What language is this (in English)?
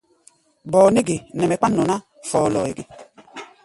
Gbaya